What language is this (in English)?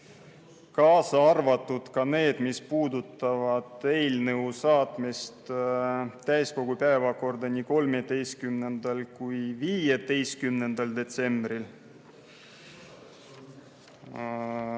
Estonian